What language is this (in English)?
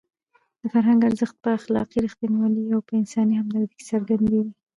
Pashto